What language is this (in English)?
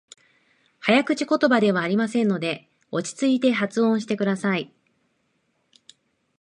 Japanese